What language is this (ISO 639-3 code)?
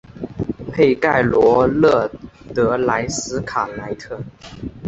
zho